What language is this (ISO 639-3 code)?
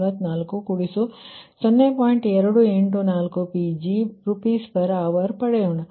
kan